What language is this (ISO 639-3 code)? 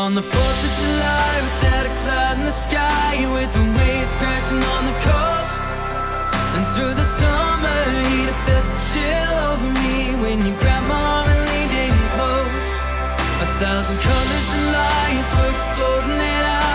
eng